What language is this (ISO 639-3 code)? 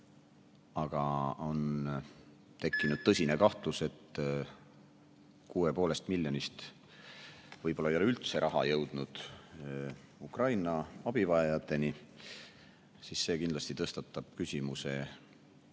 est